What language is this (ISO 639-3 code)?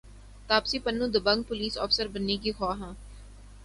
urd